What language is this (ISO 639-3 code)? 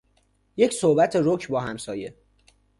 fas